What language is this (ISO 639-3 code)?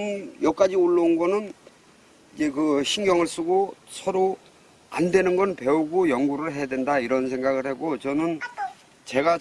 kor